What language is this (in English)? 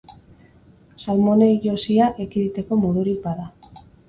Basque